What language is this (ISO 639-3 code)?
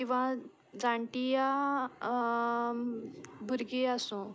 kok